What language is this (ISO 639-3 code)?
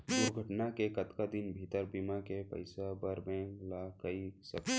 hne